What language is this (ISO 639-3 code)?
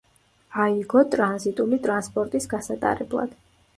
kat